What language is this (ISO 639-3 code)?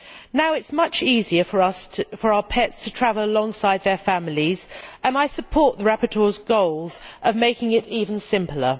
eng